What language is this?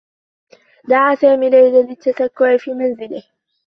Arabic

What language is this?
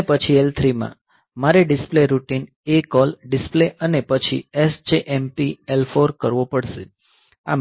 Gujarati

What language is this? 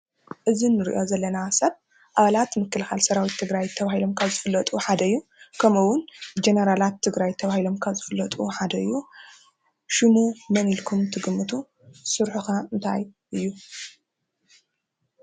Tigrinya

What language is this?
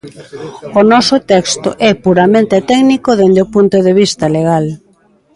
Galician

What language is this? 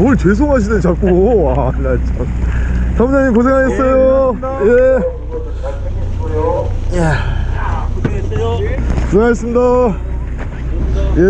Korean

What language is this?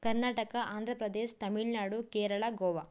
Kannada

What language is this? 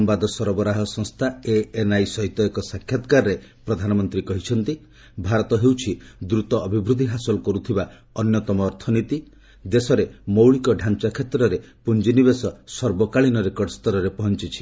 Odia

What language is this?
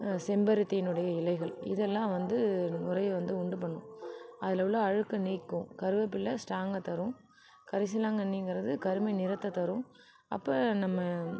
Tamil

